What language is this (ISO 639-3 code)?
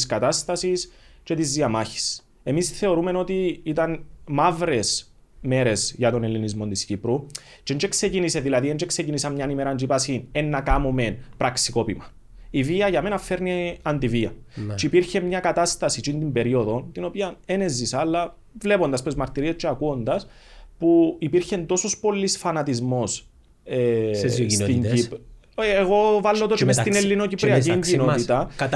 ell